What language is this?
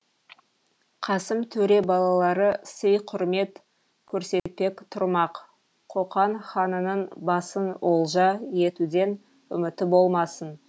Kazakh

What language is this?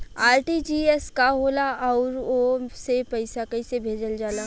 Bhojpuri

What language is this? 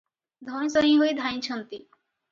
Odia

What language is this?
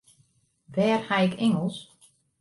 Western Frisian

